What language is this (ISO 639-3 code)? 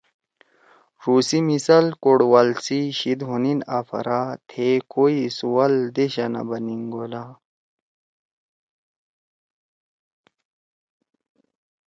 trw